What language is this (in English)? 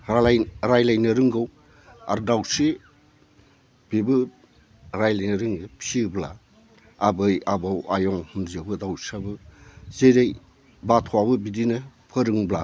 Bodo